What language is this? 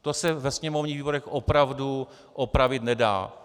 Czech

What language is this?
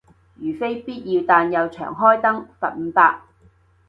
Cantonese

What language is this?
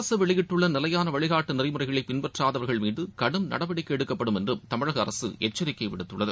Tamil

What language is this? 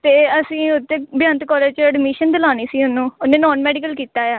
Punjabi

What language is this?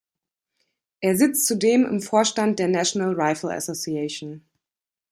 German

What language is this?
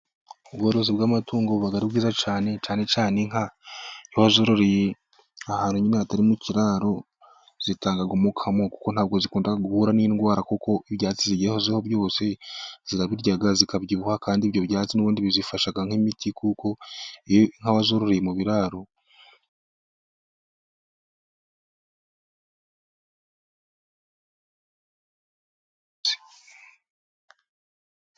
Kinyarwanda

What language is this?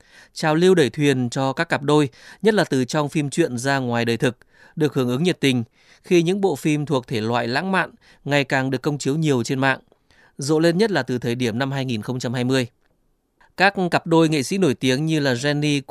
Vietnamese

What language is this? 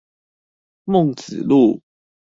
Chinese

